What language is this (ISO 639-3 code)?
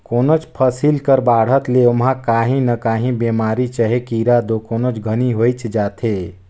hne